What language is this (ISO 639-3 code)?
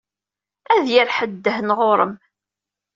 kab